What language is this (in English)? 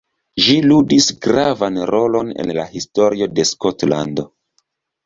Esperanto